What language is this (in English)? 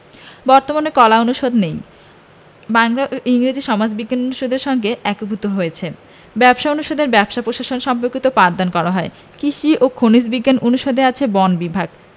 Bangla